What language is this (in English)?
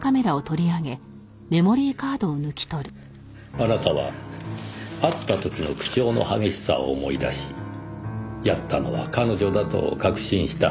Japanese